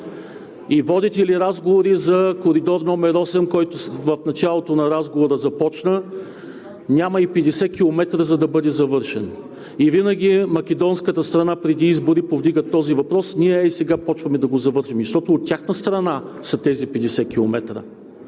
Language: Bulgarian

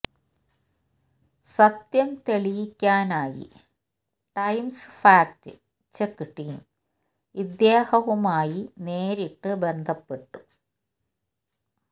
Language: Malayalam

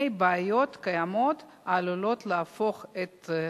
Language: Hebrew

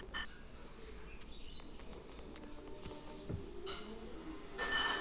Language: Kannada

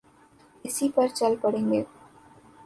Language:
Urdu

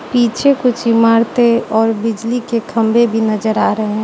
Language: Hindi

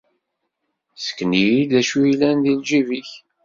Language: Kabyle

